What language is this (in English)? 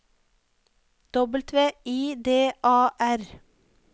Norwegian